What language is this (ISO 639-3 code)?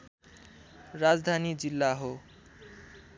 nep